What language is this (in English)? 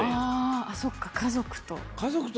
Japanese